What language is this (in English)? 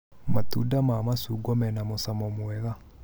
Kikuyu